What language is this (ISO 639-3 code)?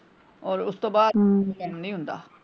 pan